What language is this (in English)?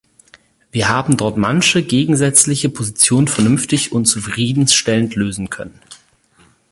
German